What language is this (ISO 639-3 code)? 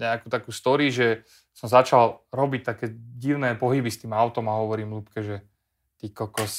slk